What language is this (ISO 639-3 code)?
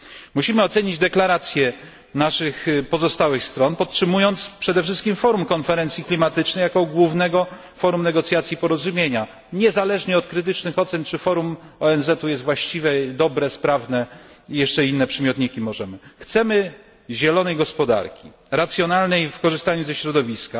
pol